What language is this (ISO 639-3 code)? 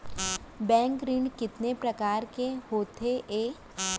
hne